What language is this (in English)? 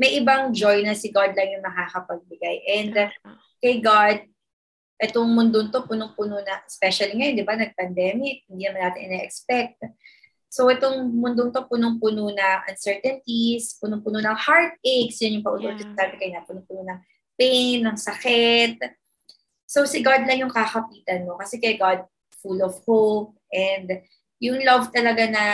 Filipino